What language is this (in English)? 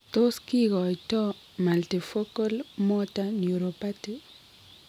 Kalenjin